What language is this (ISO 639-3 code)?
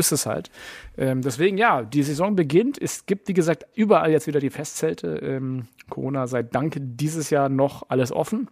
deu